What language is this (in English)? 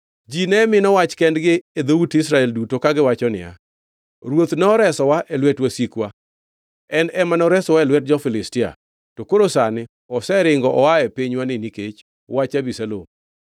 Luo (Kenya and Tanzania)